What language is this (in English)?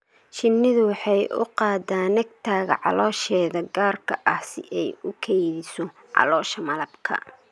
Somali